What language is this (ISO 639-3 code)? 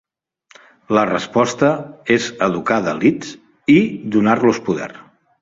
cat